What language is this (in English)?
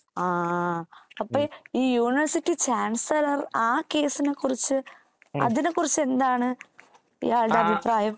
Malayalam